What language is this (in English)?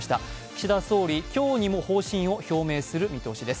Japanese